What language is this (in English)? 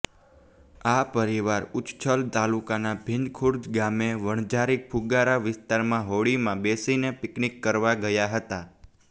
Gujarati